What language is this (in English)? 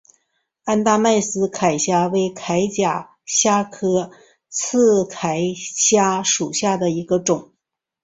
Chinese